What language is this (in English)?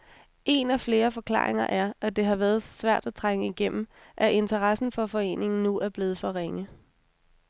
Danish